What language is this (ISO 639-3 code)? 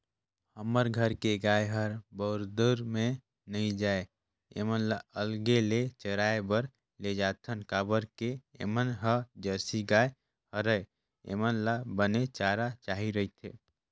hne